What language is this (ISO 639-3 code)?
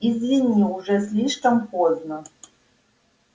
rus